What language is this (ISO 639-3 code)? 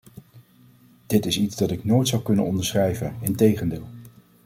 nld